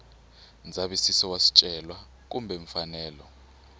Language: Tsonga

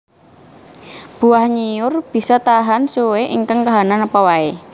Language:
Javanese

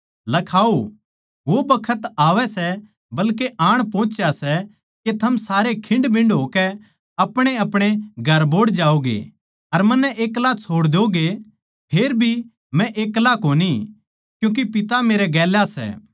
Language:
Haryanvi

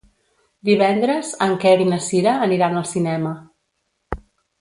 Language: Catalan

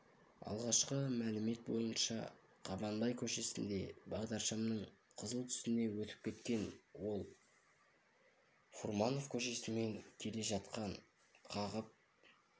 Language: Kazakh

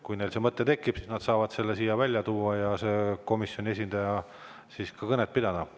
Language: Estonian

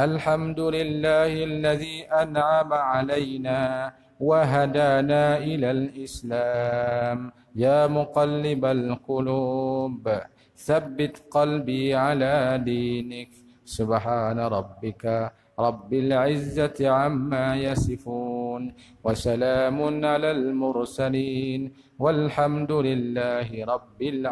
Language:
Malay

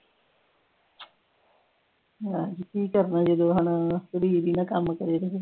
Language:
Punjabi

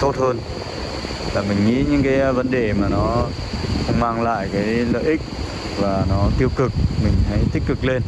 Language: Vietnamese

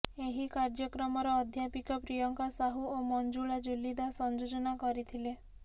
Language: Odia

